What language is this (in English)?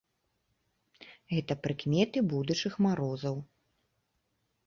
Belarusian